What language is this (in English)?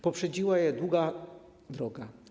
Polish